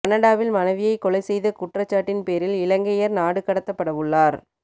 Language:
Tamil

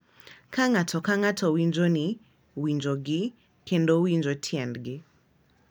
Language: Luo (Kenya and Tanzania)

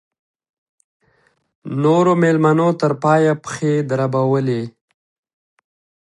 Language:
Pashto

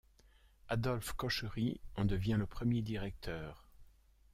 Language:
French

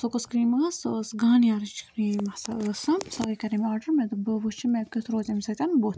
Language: Kashmiri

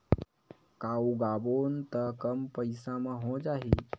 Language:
Chhattisgarhi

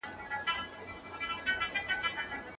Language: Pashto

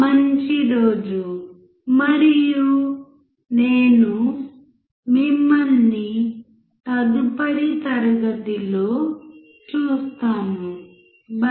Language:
Telugu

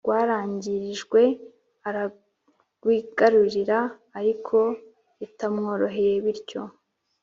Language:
Kinyarwanda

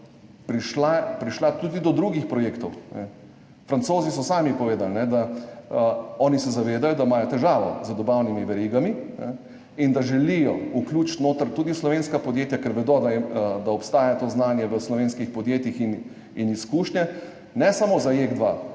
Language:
Slovenian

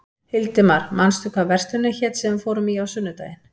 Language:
Icelandic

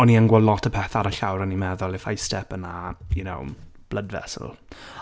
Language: Welsh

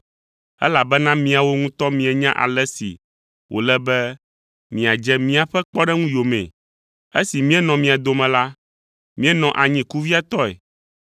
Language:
Ewe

